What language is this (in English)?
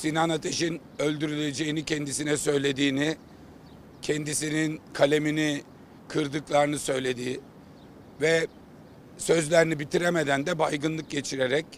Turkish